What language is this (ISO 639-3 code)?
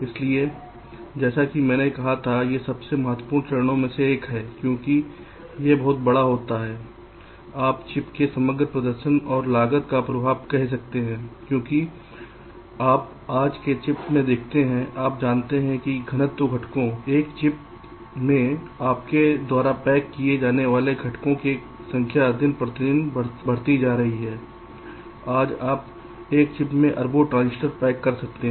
hin